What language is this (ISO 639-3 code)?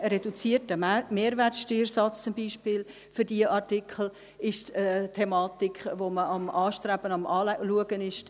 gsw